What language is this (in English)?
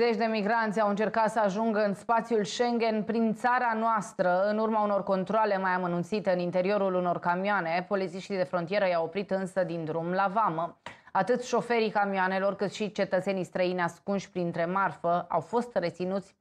Romanian